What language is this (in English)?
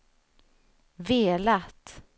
Swedish